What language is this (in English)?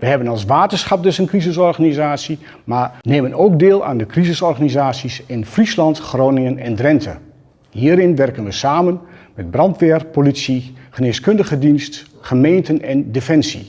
Dutch